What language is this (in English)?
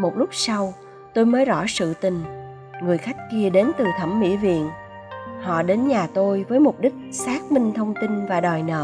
Vietnamese